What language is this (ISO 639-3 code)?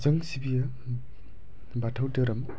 brx